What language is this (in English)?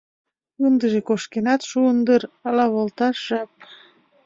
Mari